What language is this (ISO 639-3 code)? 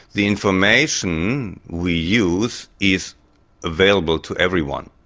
eng